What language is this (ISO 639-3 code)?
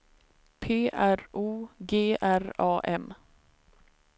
swe